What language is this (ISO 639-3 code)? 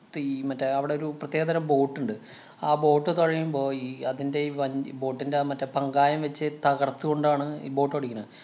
mal